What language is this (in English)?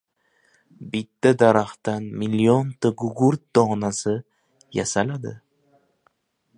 Uzbek